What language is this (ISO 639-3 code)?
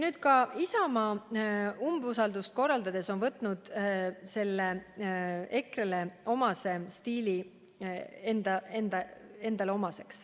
est